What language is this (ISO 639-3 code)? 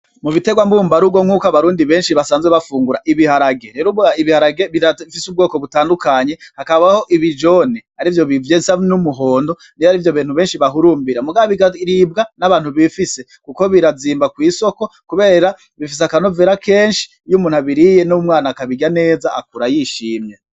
run